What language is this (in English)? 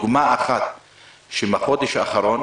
Hebrew